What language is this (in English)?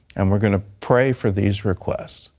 English